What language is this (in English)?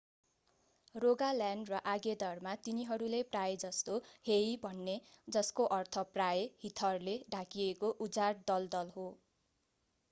Nepali